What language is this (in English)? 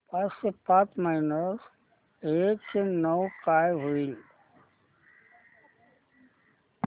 Marathi